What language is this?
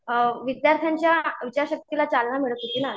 Marathi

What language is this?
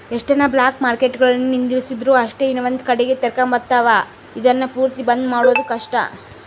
Kannada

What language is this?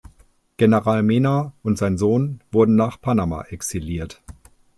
German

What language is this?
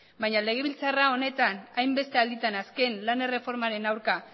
Basque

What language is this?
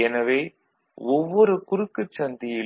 Tamil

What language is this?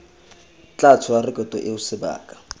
Tswana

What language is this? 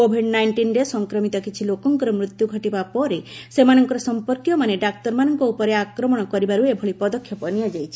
Odia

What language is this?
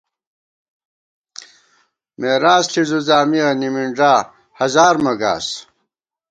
Gawar-Bati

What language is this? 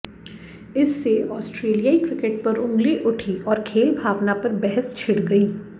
Hindi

